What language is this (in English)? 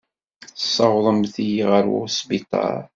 Kabyle